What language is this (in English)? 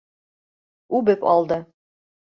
Bashkir